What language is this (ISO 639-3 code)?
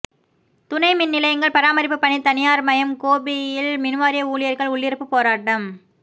tam